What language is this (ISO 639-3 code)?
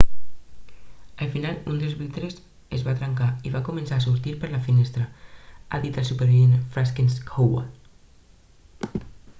cat